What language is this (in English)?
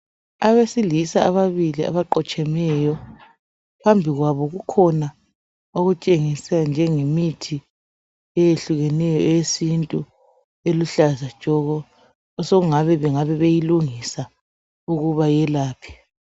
North Ndebele